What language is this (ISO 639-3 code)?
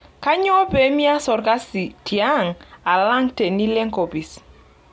mas